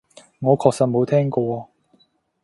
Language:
Cantonese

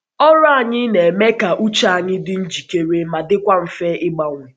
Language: Igbo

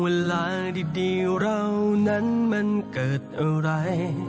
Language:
Thai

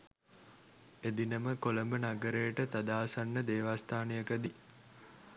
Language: Sinhala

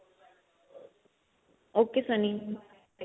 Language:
Punjabi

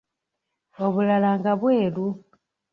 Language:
Ganda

